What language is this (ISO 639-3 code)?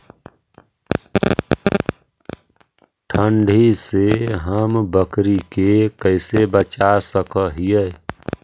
mag